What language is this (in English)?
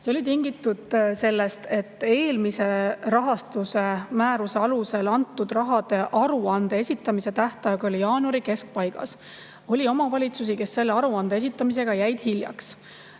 Estonian